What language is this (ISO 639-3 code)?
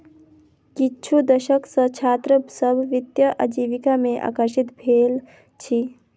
mai